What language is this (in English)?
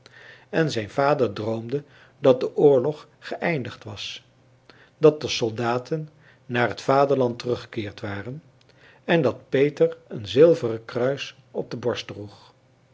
Dutch